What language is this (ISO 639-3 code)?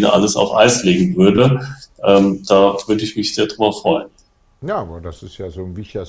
deu